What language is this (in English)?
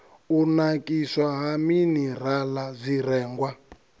Venda